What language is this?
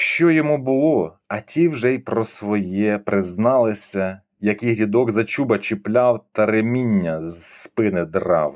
Ukrainian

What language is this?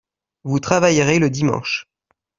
French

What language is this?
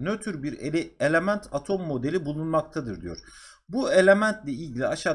Turkish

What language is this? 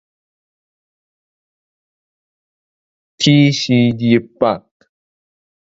Min Nan Chinese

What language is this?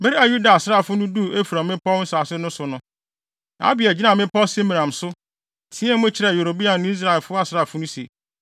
Akan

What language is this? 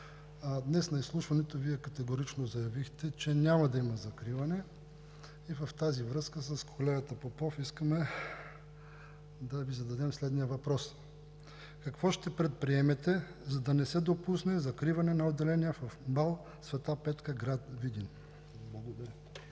Bulgarian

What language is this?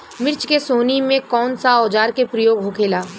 Bhojpuri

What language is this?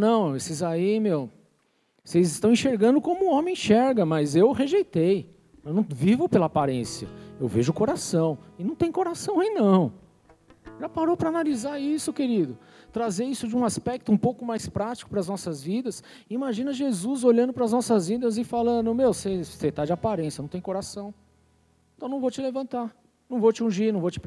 Portuguese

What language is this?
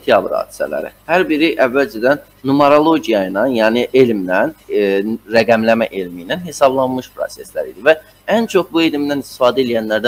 Turkish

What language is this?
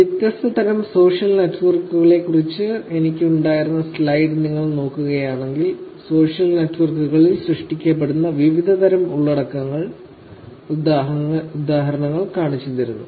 Malayalam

